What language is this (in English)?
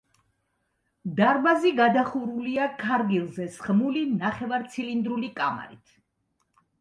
Georgian